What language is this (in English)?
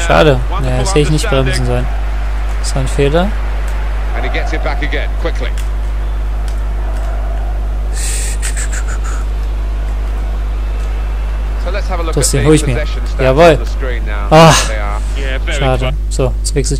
German